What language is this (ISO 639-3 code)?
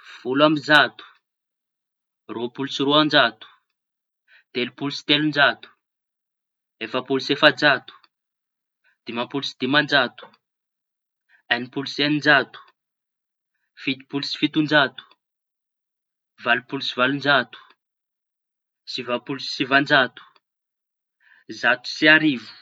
txy